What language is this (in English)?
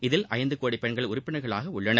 Tamil